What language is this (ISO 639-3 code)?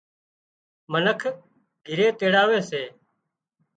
kxp